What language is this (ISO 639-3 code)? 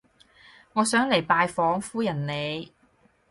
yue